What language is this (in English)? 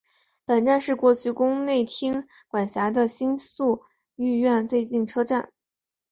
Chinese